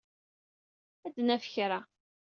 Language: Kabyle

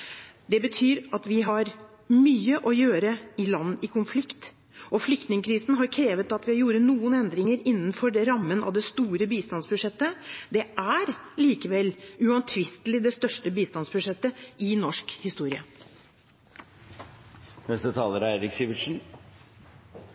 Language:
Norwegian Bokmål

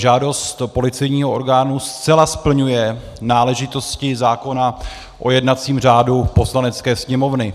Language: Czech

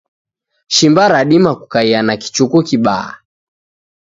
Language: Taita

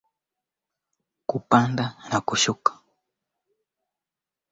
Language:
Swahili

